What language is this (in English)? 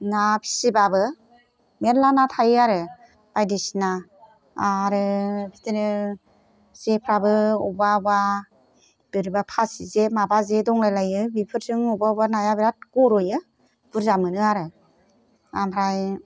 Bodo